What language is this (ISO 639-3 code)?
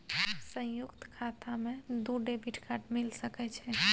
mai